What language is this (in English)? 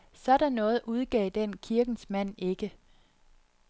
Danish